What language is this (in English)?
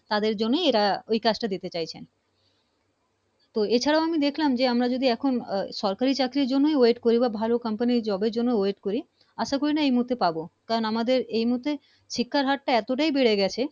Bangla